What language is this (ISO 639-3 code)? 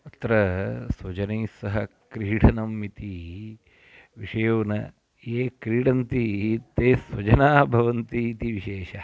san